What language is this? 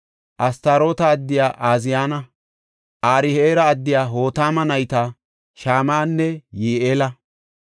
Gofa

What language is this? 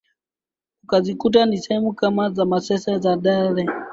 Swahili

